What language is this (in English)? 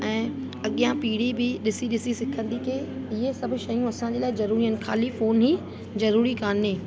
Sindhi